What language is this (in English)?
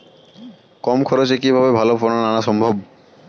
Bangla